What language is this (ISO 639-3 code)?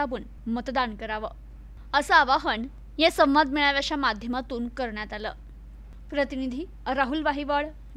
mar